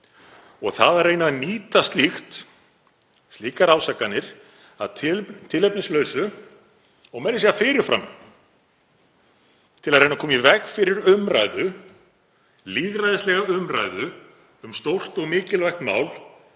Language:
Icelandic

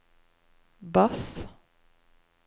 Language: Norwegian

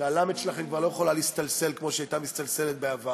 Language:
Hebrew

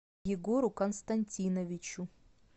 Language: Russian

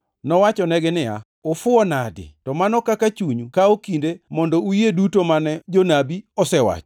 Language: Luo (Kenya and Tanzania)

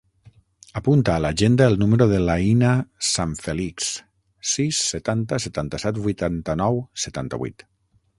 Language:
Catalan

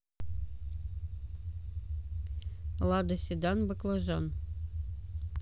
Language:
Russian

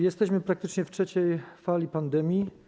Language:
Polish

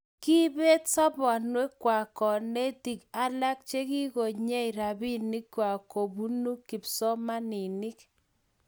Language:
Kalenjin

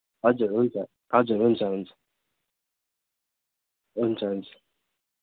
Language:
Nepali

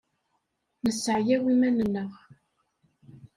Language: Kabyle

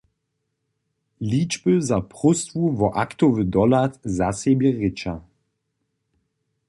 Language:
Upper Sorbian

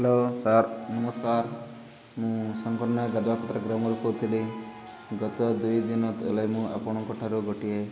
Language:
Odia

